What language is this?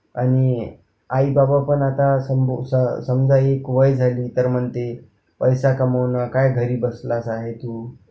Marathi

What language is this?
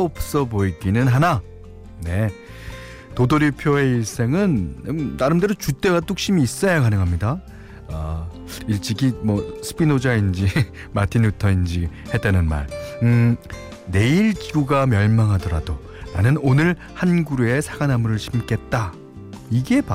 Korean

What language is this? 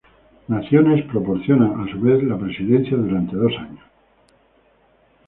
Spanish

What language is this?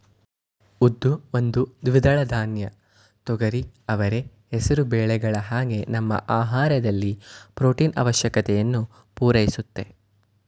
Kannada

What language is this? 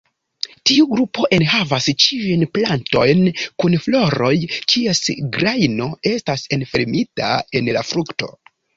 Esperanto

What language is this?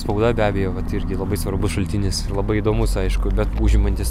Lithuanian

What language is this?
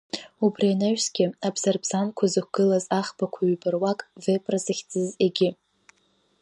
Abkhazian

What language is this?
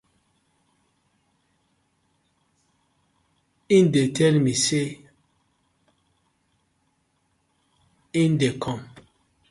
Nigerian Pidgin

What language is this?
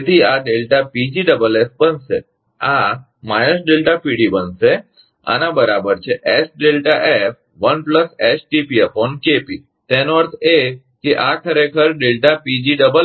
Gujarati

